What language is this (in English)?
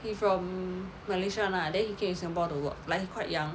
English